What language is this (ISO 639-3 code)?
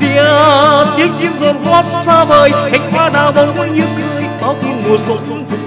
vie